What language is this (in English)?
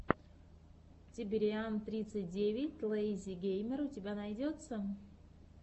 Russian